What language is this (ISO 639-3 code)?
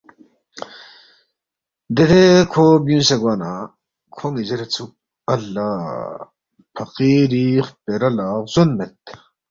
bft